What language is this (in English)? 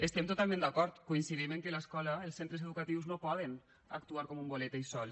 Catalan